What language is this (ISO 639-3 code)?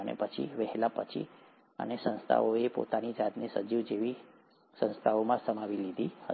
guj